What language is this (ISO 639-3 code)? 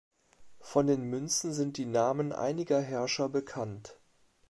deu